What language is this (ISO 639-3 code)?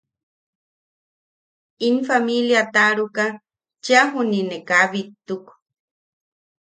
yaq